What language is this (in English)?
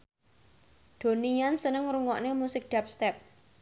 Javanese